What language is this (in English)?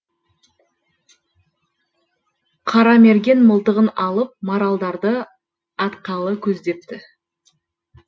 Kazakh